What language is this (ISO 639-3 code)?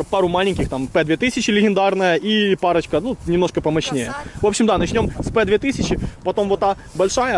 rus